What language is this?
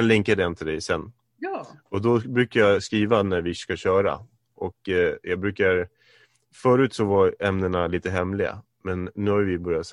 Swedish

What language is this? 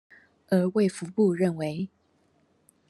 Chinese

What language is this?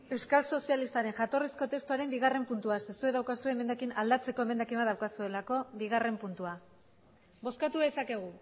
Basque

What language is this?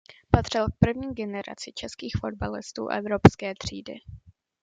Czech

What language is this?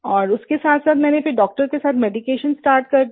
Hindi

